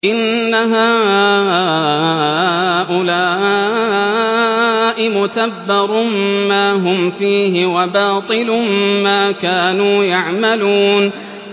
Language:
Arabic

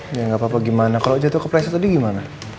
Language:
Indonesian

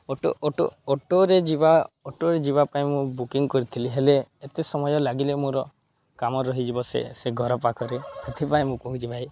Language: Odia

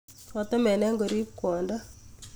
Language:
Kalenjin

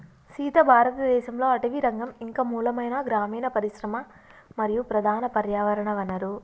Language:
Telugu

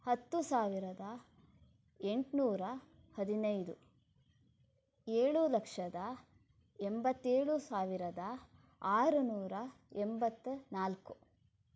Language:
Kannada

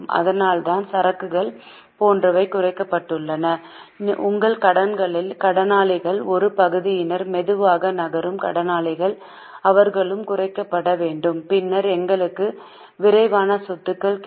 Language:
Tamil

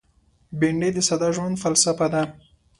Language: Pashto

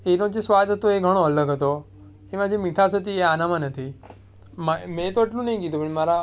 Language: Gujarati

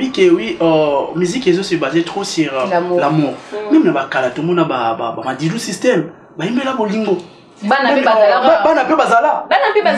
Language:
French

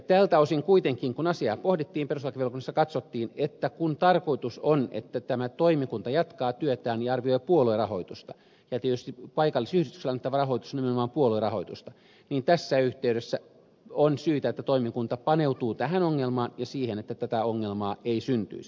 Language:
Finnish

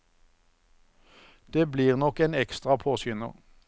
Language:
Norwegian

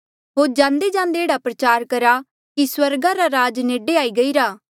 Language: Mandeali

